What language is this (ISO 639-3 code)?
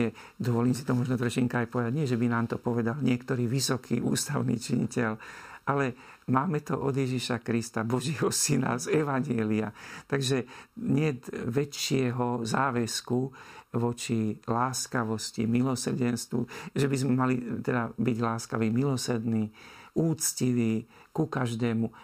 slk